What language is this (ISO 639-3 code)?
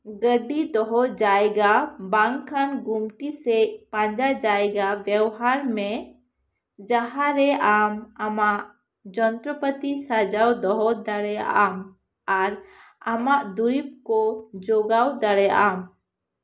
sat